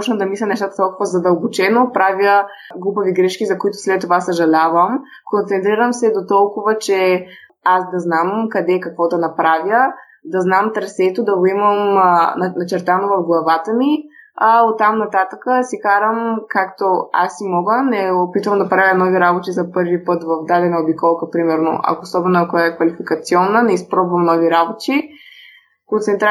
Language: Bulgarian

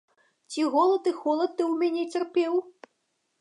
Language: Belarusian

